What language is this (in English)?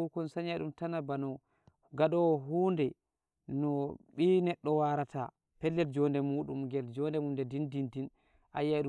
Nigerian Fulfulde